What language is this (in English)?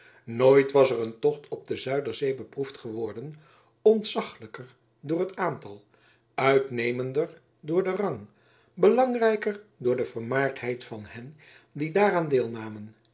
Dutch